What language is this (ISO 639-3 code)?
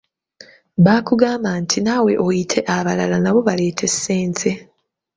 lug